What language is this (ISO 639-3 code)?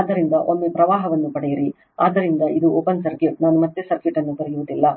kan